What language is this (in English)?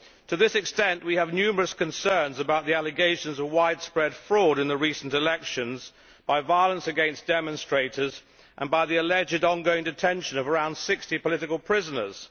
English